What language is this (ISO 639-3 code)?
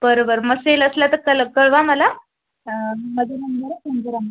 mar